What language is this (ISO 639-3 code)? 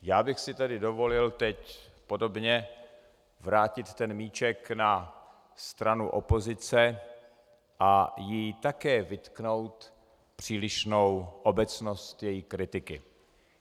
ces